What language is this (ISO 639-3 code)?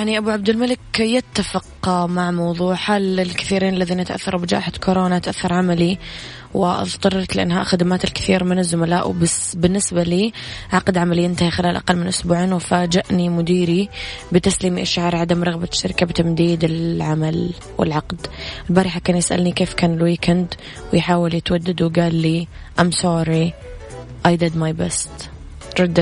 ara